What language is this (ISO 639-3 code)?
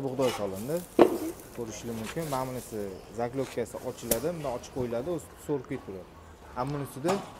tur